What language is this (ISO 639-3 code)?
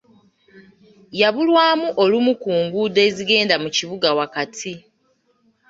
lug